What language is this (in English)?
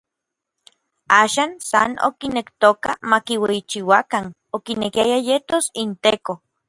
Orizaba Nahuatl